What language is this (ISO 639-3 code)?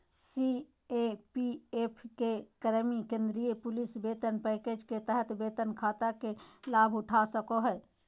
mag